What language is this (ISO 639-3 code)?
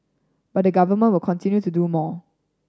eng